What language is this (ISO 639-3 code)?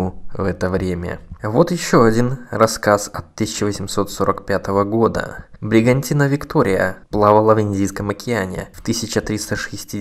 rus